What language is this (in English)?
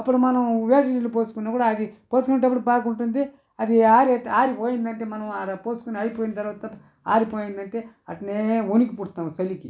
Telugu